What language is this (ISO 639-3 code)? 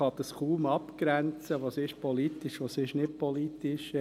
gsw